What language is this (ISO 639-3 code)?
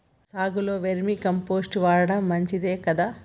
tel